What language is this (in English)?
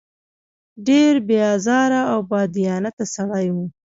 Pashto